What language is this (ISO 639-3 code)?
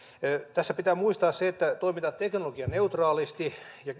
fin